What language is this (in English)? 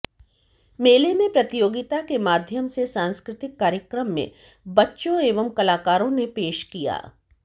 Hindi